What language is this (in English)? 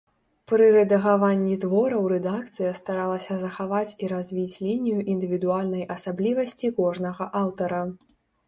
Belarusian